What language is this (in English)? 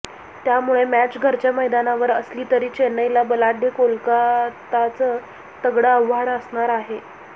Marathi